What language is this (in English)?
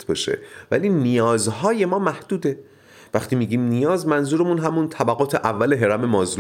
Persian